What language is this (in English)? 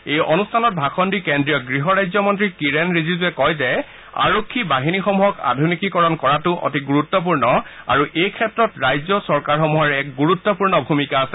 Assamese